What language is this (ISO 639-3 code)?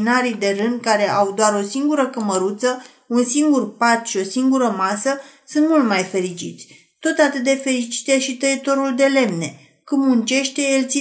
ron